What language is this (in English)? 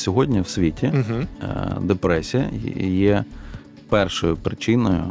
Ukrainian